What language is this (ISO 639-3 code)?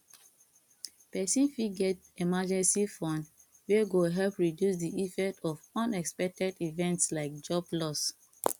pcm